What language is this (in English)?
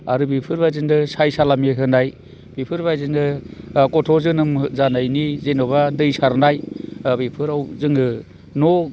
Bodo